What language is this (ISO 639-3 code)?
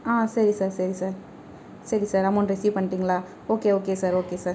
tam